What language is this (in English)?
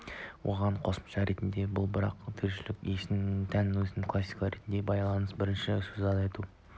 Kazakh